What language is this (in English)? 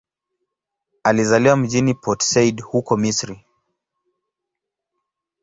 Swahili